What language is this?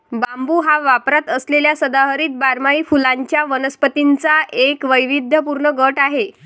Marathi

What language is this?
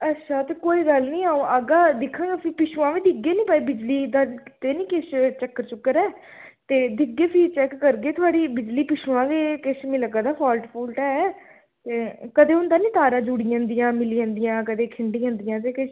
Dogri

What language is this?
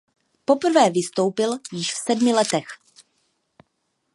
Czech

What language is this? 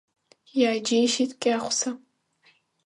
Abkhazian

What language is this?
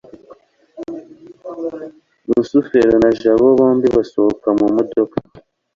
Kinyarwanda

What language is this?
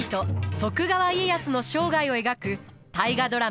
Japanese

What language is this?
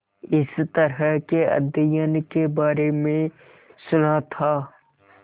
Hindi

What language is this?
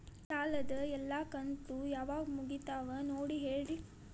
Kannada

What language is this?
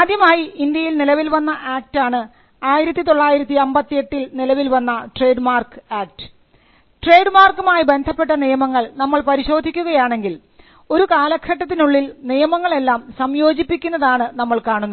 Malayalam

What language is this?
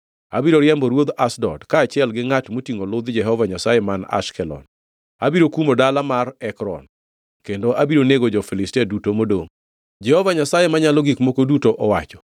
Luo (Kenya and Tanzania)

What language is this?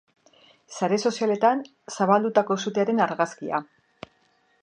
Basque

